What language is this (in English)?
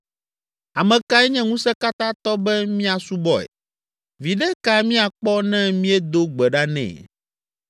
Ewe